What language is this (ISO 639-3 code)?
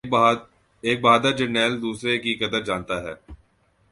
urd